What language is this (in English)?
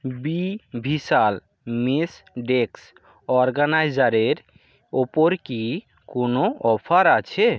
Bangla